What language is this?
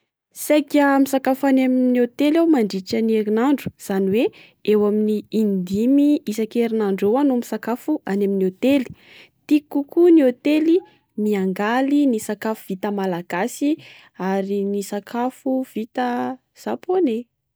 Malagasy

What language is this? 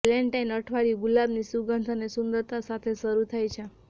Gujarati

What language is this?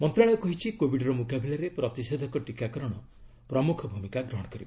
Odia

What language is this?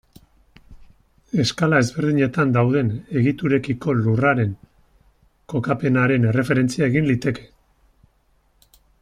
Basque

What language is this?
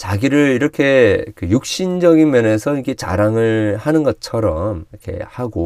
Korean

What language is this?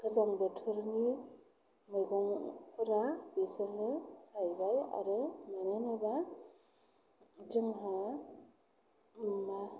Bodo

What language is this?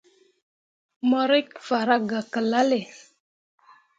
Mundang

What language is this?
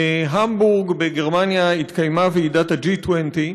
Hebrew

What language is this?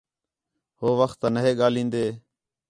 Khetrani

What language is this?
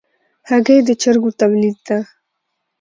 Pashto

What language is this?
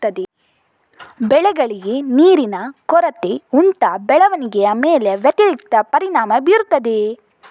Kannada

